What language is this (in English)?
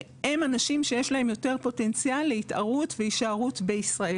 Hebrew